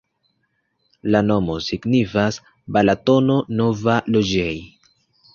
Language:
Esperanto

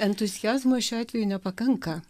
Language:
Lithuanian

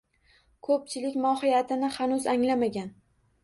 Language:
Uzbek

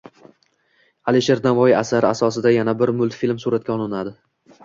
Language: Uzbek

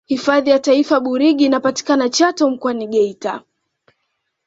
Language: Swahili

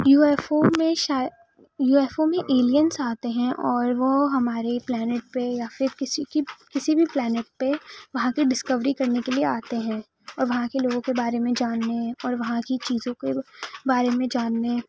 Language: Urdu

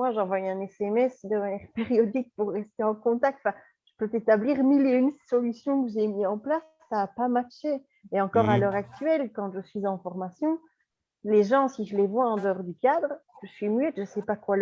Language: French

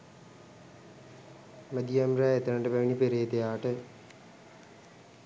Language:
Sinhala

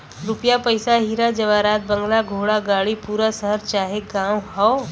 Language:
Bhojpuri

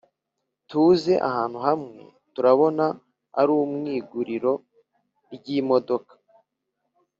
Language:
Kinyarwanda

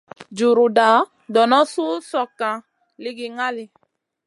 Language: Masana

